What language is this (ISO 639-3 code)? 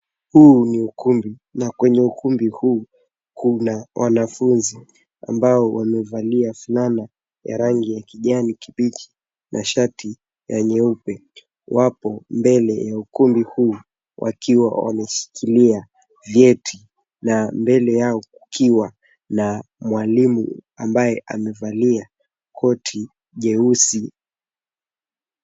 swa